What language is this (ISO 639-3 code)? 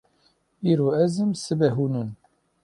kur